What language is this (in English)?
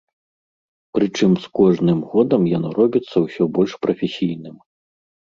Belarusian